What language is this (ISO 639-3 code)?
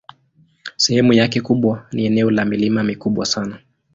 swa